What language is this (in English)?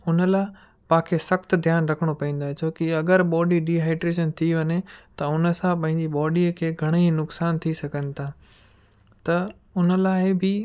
Sindhi